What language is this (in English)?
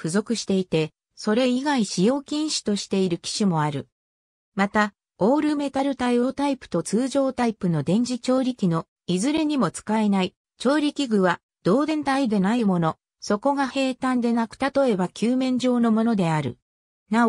Japanese